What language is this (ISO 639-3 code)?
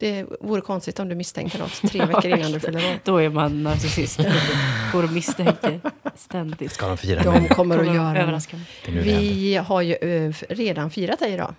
swe